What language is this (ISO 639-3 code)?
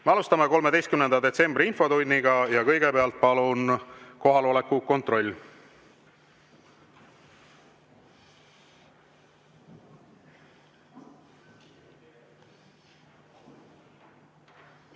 est